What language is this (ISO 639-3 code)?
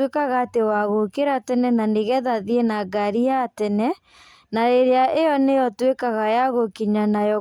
kik